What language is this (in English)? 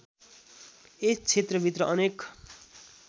Nepali